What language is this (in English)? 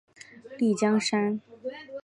Chinese